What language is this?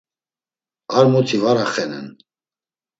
Laz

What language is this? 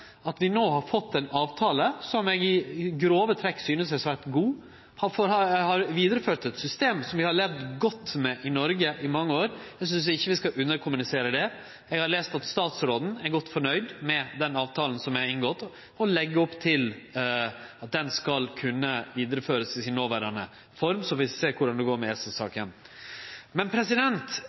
Norwegian Nynorsk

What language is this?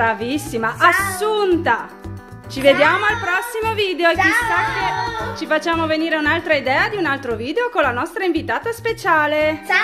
Italian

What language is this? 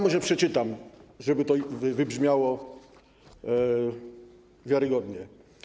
Polish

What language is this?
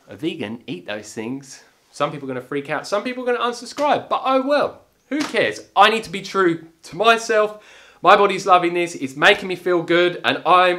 English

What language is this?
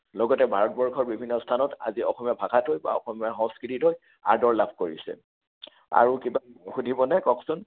Assamese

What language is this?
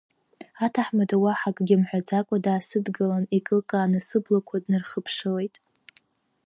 Abkhazian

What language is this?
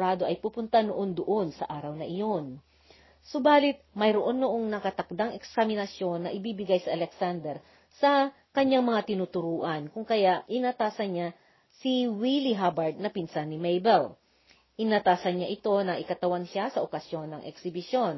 Filipino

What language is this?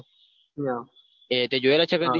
Gujarati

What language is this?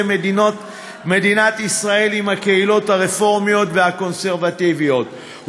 Hebrew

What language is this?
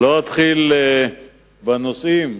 Hebrew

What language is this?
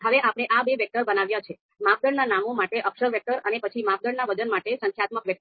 Gujarati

